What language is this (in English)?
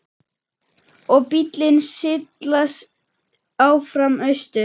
Icelandic